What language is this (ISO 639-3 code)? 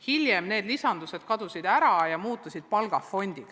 est